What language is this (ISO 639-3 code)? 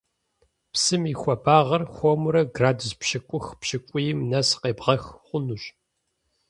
kbd